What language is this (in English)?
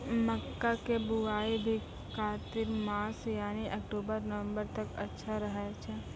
Maithili